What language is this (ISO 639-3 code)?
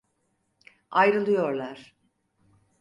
tur